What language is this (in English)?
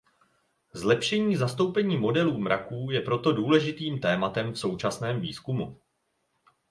Czech